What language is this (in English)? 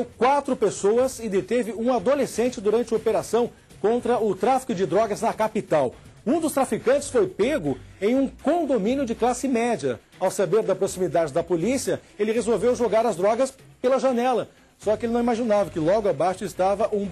Portuguese